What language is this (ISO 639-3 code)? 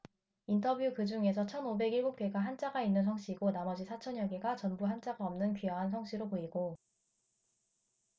kor